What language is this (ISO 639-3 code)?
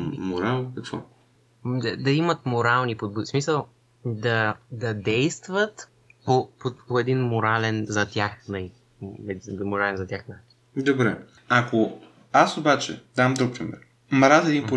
bul